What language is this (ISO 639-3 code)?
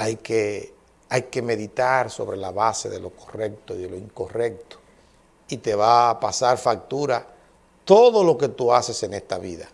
spa